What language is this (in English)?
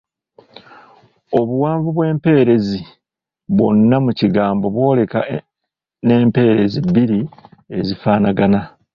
Ganda